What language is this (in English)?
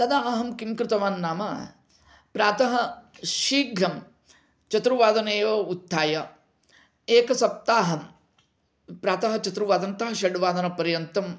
Sanskrit